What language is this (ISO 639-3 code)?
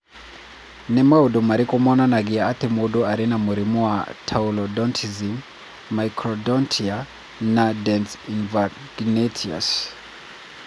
kik